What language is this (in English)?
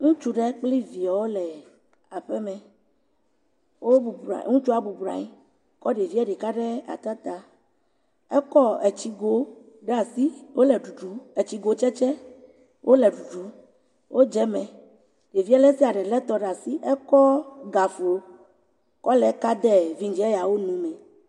Ewe